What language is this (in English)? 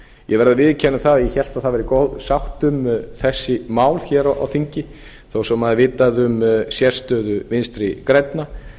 Icelandic